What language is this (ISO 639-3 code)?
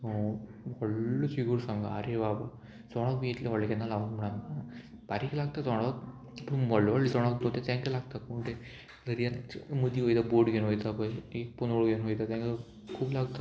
kok